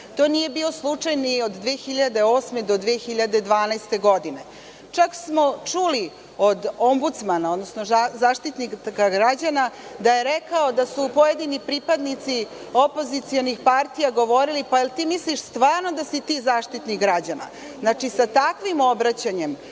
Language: Serbian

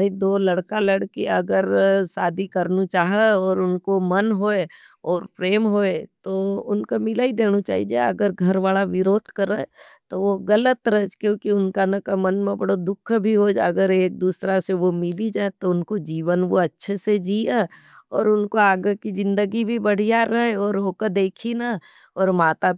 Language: Nimadi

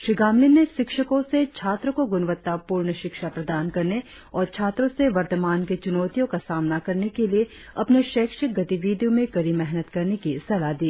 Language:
Hindi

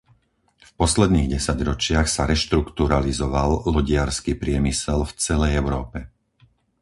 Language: Slovak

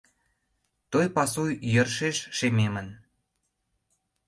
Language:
Mari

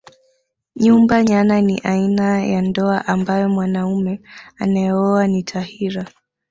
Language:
Swahili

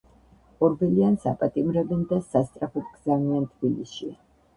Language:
Georgian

